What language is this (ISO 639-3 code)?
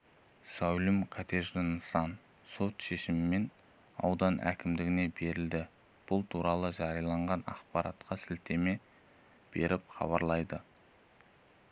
kaz